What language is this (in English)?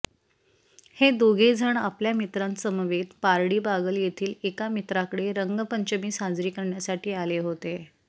Marathi